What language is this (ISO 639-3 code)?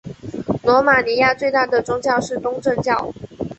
zho